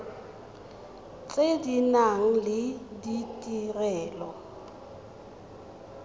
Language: Tswana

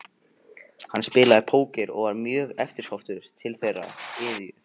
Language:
Icelandic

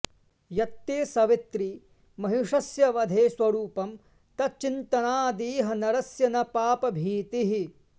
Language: Sanskrit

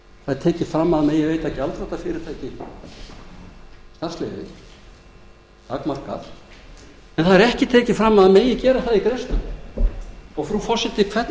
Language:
Icelandic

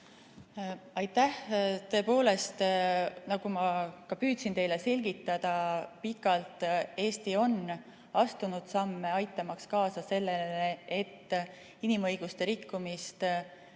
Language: Estonian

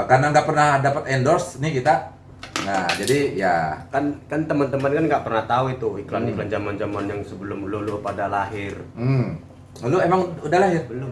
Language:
Indonesian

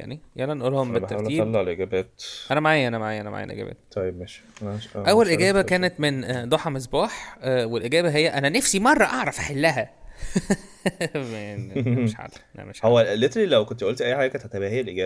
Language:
Arabic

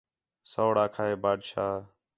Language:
Khetrani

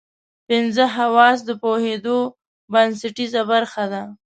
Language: Pashto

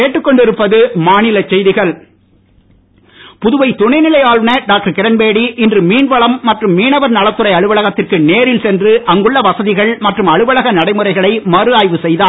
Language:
Tamil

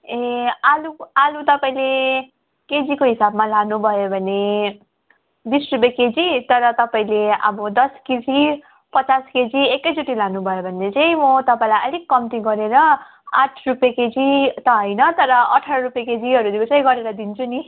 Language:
Nepali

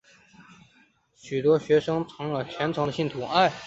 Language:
Chinese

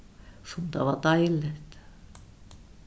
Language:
Faroese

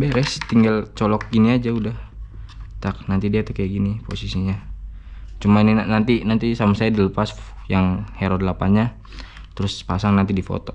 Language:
Indonesian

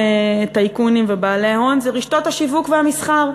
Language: Hebrew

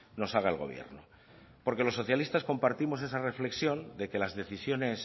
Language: Spanish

